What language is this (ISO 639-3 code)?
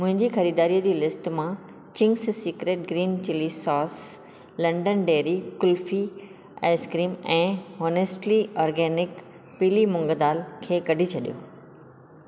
snd